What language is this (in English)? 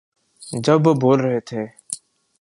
Urdu